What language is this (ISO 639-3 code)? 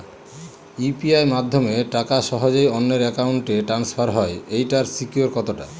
ben